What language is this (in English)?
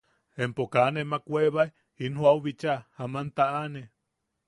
Yaqui